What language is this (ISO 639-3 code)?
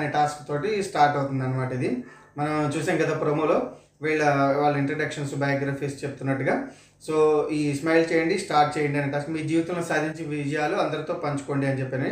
tel